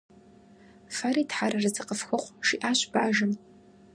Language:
Kabardian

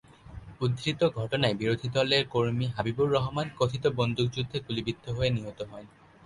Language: Bangla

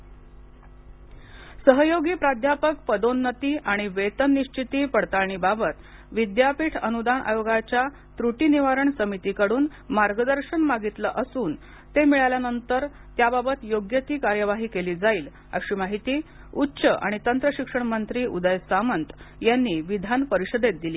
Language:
Marathi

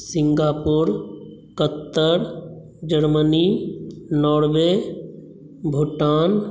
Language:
Maithili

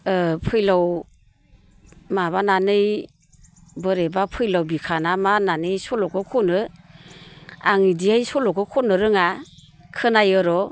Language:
Bodo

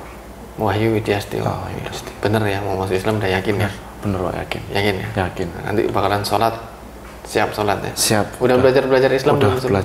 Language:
Indonesian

